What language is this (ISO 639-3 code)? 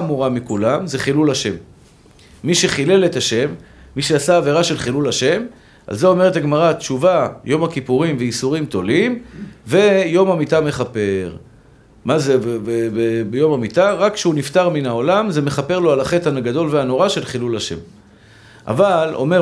heb